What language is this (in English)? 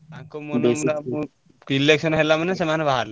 Odia